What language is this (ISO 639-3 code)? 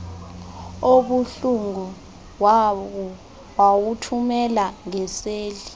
xho